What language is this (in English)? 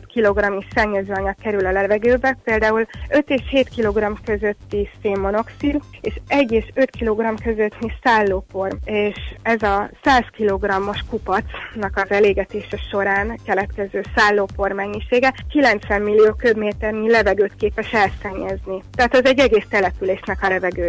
Hungarian